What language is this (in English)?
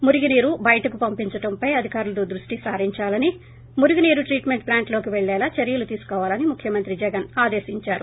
Telugu